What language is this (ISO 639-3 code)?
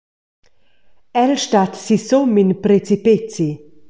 roh